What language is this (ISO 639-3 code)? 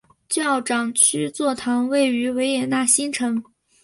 zho